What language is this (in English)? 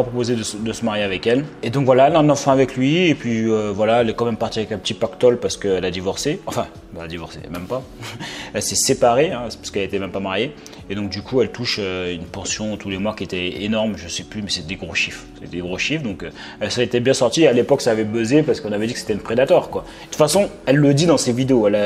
French